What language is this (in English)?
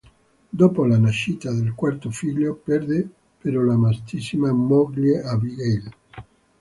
Italian